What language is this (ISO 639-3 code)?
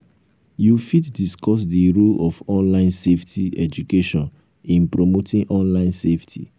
pcm